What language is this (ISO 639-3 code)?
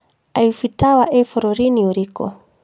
kik